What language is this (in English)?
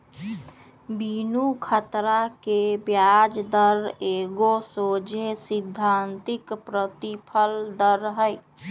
Magahi